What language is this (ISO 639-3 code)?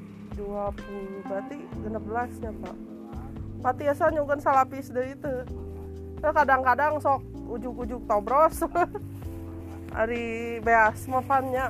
ind